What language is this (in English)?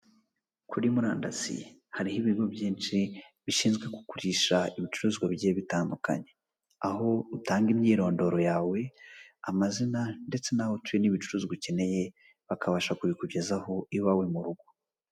Kinyarwanda